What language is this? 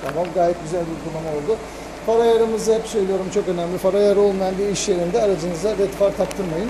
Turkish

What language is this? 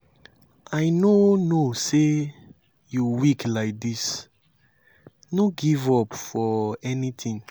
Nigerian Pidgin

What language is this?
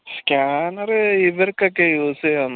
Malayalam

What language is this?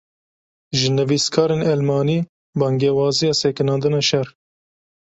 Kurdish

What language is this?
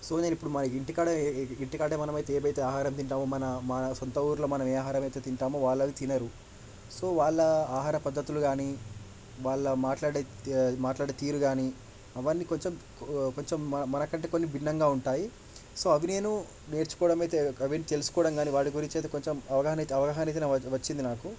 Telugu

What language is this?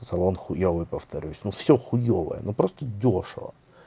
Russian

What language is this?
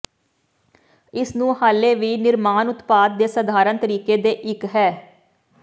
Punjabi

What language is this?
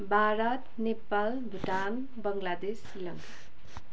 Nepali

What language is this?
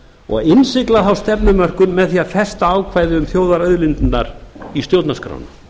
Icelandic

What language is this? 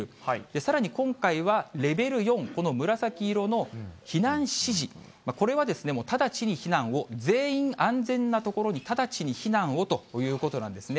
Japanese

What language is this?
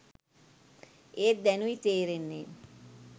Sinhala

